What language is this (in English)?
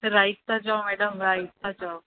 Sindhi